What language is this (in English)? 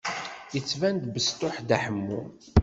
Kabyle